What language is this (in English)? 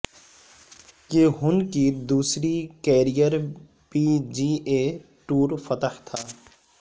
Urdu